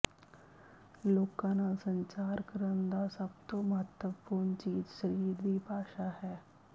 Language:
Punjabi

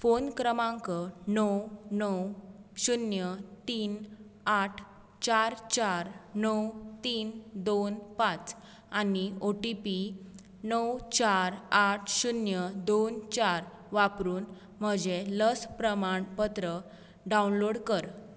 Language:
Konkani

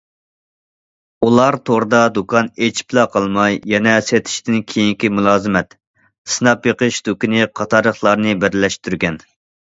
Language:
Uyghur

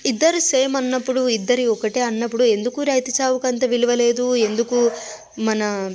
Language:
Telugu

